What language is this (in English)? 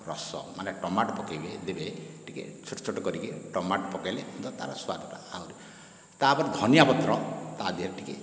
Odia